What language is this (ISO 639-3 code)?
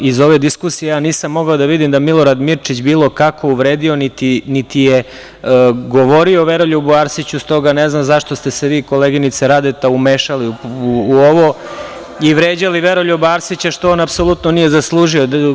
srp